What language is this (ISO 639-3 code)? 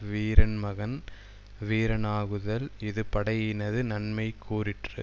tam